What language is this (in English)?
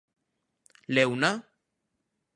Galician